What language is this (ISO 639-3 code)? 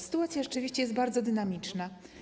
pol